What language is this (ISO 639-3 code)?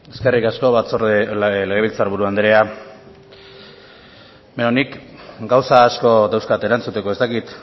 eus